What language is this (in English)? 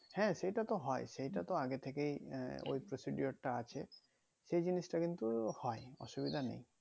Bangla